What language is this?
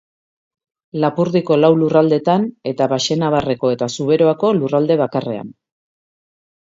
Basque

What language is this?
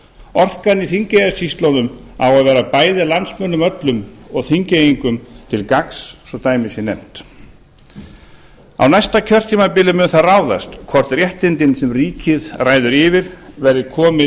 Icelandic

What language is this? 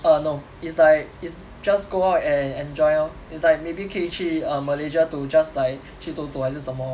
English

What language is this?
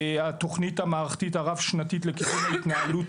Hebrew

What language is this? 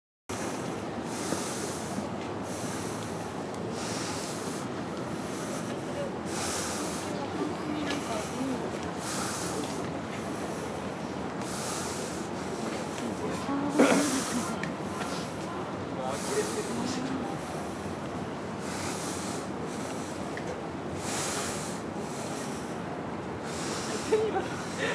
Japanese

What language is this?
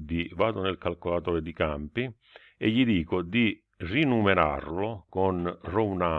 Italian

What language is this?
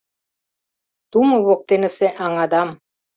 Mari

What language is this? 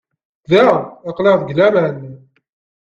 Kabyle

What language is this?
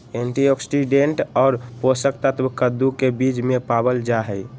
Magahi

